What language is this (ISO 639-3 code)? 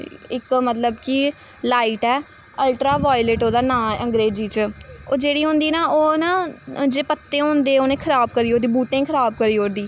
doi